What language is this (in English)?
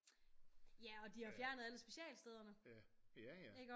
Danish